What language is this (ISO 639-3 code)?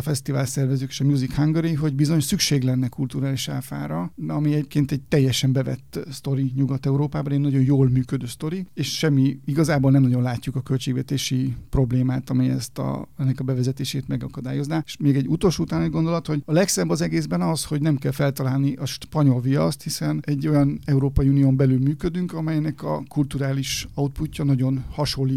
hun